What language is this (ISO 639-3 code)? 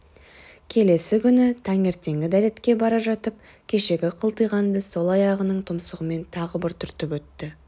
kaz